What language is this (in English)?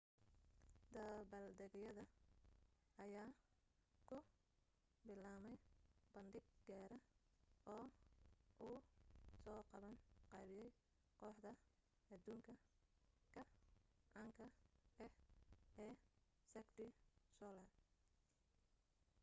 Somali